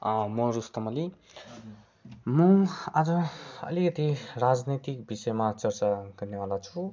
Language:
Nepali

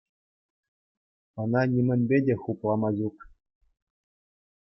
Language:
Chuvash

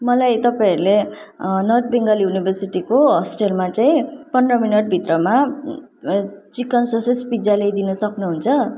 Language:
Nepali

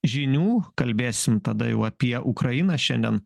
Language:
Lithuanian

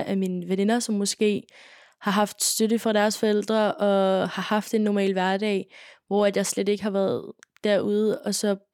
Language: Danish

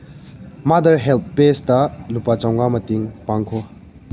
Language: Manipuri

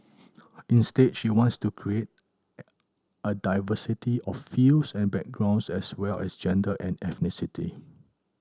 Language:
English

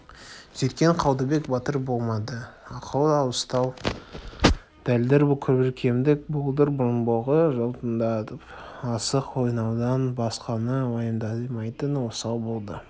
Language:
Kazakh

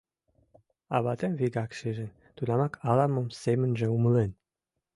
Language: Mari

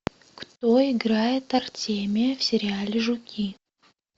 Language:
Russian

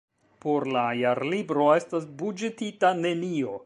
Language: Esperanto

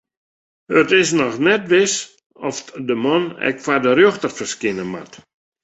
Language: Western Frisian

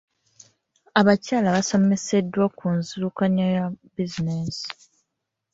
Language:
Ganda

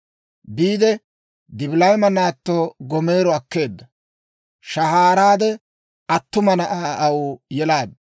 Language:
Dawro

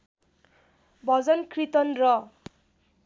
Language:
Nepali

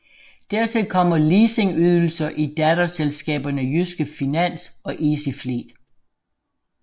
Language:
Danish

